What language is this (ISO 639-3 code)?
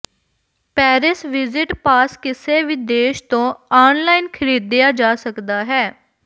pan